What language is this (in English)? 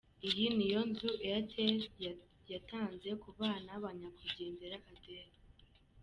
Kinyarwanda